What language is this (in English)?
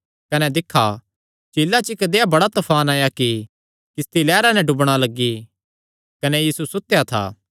Kangri